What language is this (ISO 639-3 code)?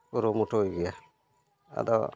sat